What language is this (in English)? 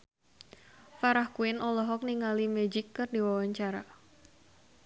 Sundanese